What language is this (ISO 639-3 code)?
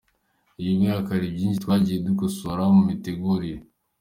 kin